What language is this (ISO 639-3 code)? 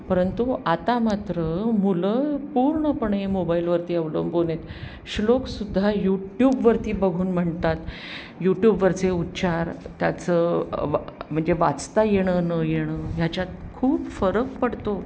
mar